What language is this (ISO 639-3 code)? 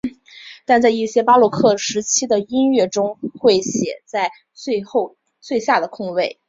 zho